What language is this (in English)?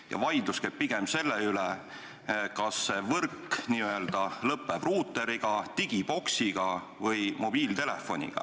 Estonian